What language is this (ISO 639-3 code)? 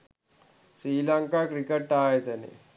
sin